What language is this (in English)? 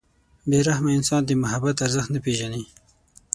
Pashto